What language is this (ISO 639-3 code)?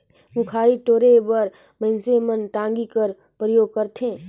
hne